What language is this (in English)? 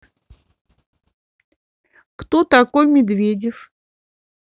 Russian